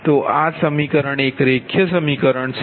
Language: Gujarati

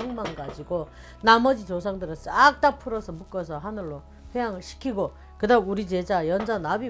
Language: Korean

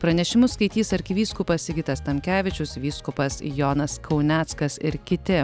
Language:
Lithuanian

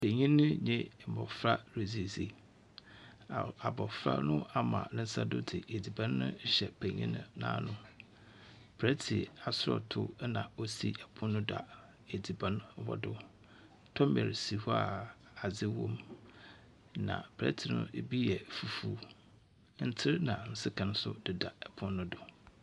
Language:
Akan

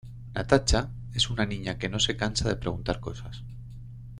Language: Spanish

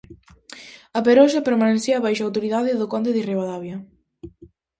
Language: Galician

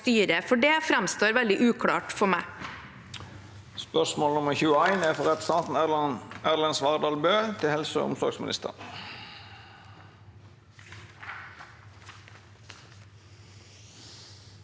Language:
Norwegian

